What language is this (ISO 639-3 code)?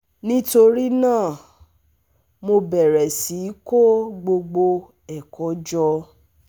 yor